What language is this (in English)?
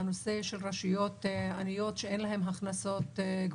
Hebrew